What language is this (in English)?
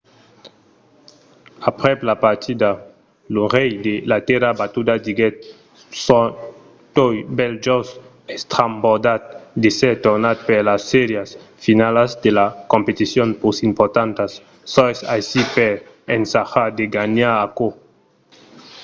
Occitan